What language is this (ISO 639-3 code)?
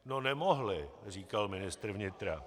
ces